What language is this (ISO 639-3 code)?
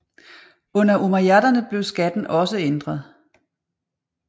dan